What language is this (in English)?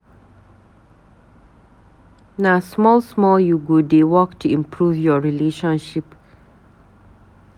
Nigerian Pidgin